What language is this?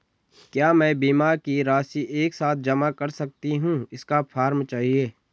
Hindi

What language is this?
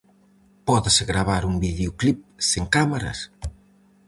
Galician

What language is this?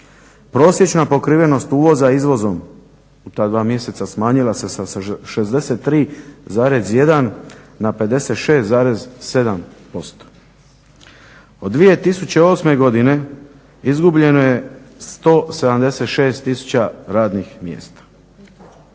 Croatian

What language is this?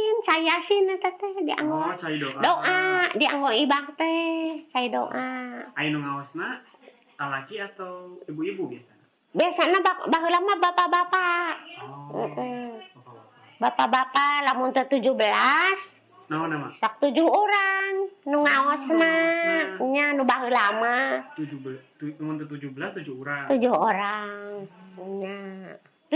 Indonesian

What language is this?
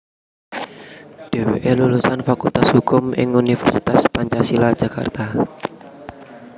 Javanese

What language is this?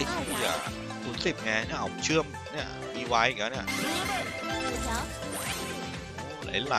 Thai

